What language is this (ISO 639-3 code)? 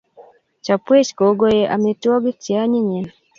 kln